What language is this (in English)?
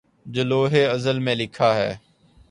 Urdu